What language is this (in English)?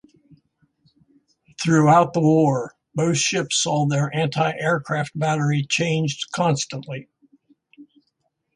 English